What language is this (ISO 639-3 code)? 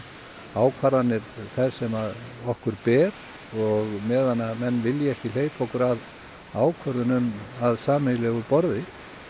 isl